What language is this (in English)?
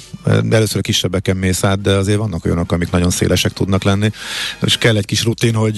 Hungarian